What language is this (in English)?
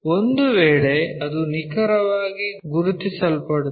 Kannada